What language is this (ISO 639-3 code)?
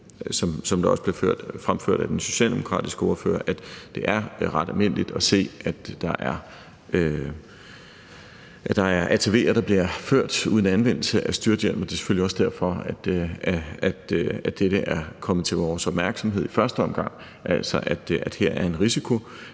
dan